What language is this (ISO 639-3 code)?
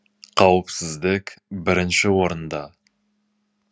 kaz